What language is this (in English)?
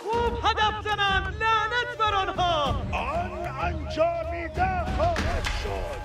Persian